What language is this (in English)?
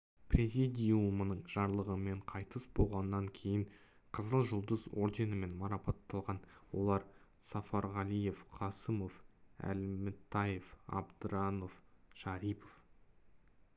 Kazakh